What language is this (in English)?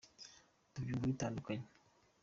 Kinyarwanda